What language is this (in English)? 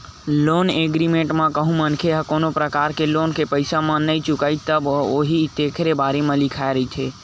Chhattisgarhi